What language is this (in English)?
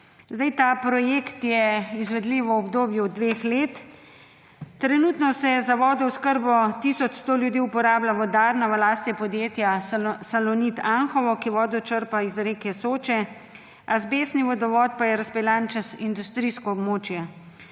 Slovenian